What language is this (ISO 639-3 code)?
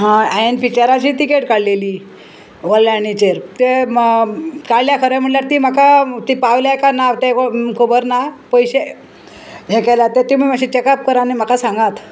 kok